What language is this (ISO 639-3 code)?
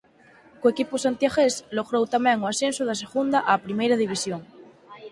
glg